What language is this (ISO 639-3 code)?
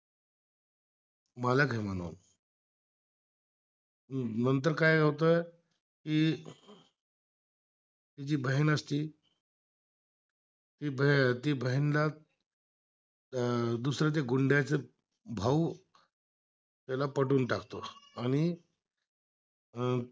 mar